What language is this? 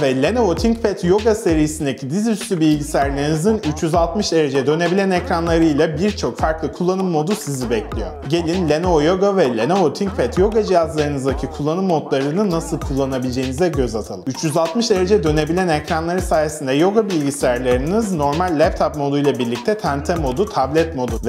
Turkish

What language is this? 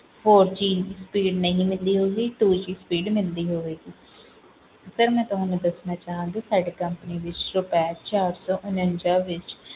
Punjabi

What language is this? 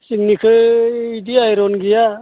Bodo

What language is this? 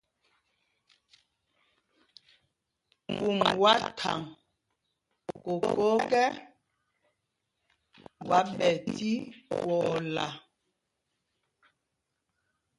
Mpumpong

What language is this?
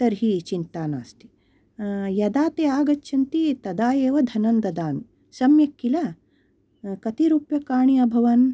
Sanskrit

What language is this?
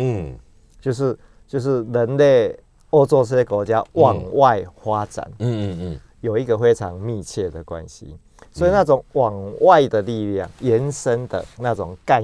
Chinese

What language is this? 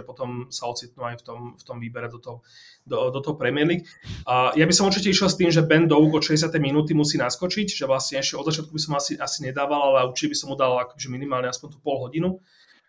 Slovak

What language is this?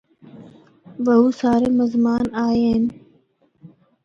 Northern Hindko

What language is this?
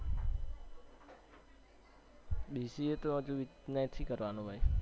Gujarati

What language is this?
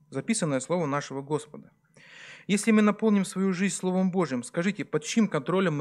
Russian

